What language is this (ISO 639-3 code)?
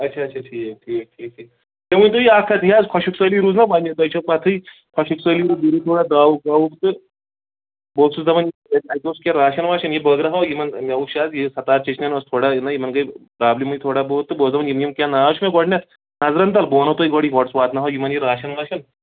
kas